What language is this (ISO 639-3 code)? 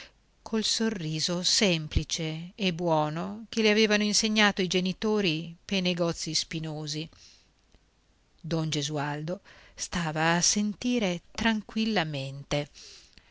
ita